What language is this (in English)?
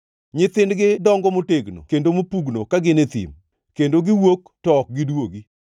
Luo (Kenya and Tanzania)